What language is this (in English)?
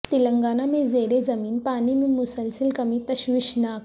Urdu